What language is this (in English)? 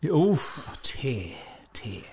Welsh